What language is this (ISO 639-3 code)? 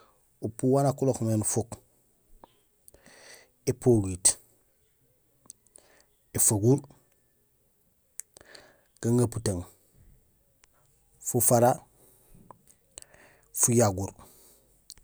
gsl